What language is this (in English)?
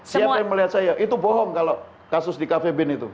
Indonesian